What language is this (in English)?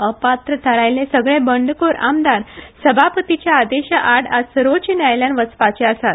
Konkani